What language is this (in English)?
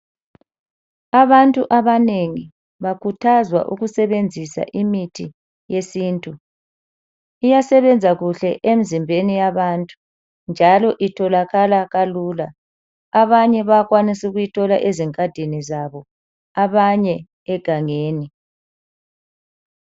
North Ndebele